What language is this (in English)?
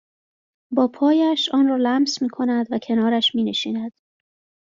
Persian